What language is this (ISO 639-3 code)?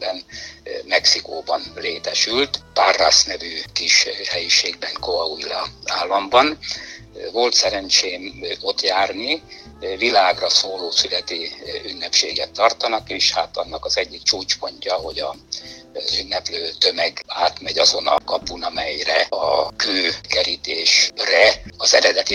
hun